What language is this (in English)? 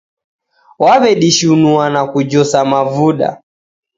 Taita